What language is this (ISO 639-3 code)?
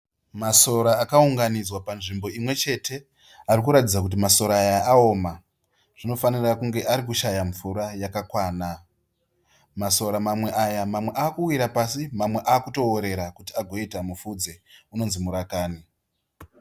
sna